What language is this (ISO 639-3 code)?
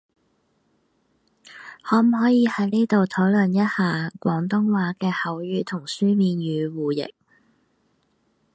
yue